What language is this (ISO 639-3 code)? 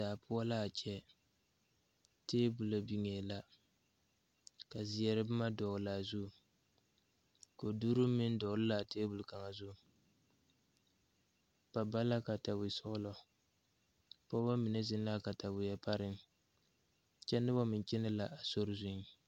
dga